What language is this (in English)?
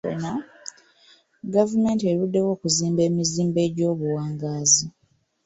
Ganda